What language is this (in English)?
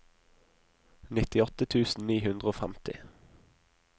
Norwegian